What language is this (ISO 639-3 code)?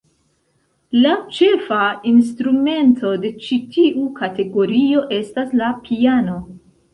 epo